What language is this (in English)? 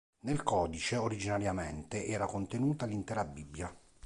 Italian